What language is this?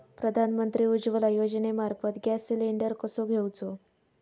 Marathi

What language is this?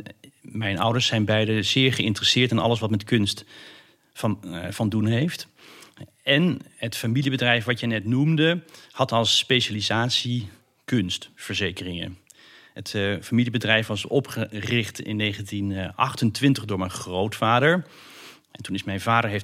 Dutch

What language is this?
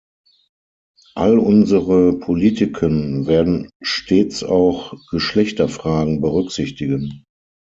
German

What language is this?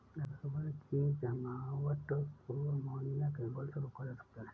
Hindi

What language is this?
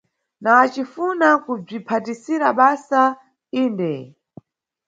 Nyungwe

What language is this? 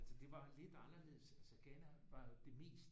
Danish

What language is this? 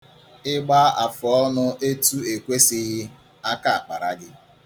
Igbo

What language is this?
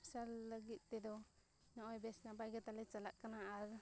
Santali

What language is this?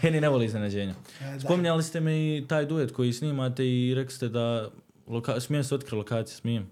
Croatian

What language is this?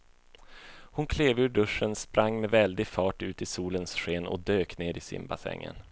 Swedish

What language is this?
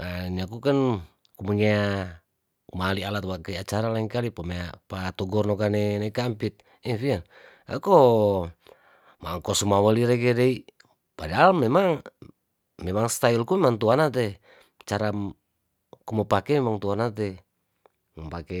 Tondano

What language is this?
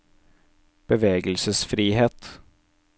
Norwegian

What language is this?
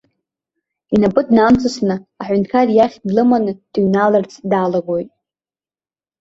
Abkhazian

